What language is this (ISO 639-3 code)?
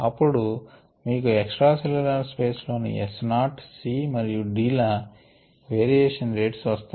tel